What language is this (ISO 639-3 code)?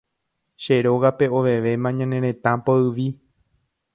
grn